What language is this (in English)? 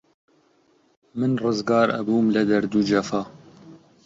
Central Kurdish